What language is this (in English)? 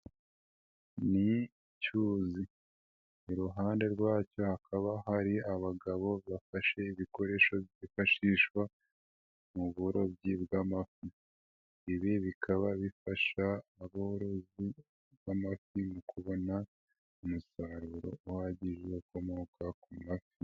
Kinyarwanda